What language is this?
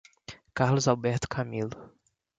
Portuguese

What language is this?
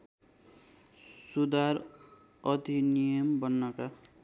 Nepali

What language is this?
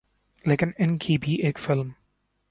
Urdu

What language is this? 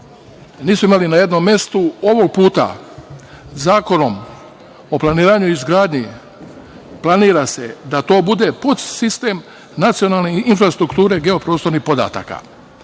Serbian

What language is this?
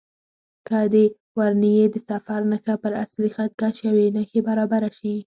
Pashto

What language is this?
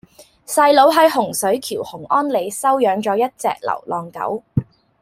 Cantonese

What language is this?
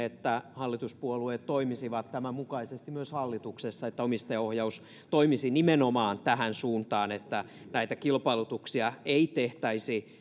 Finnish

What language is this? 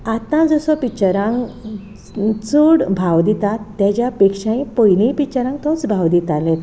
Konkani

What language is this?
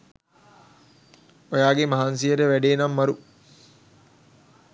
Sinhala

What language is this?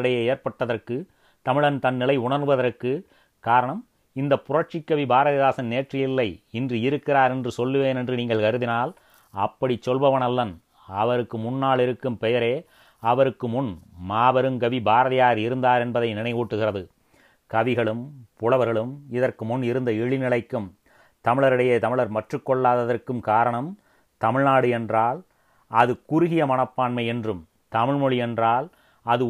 Tamil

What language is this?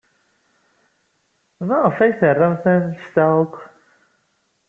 Kabyle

